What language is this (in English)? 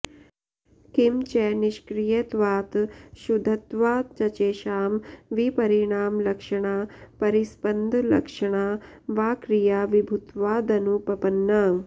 Sanskrit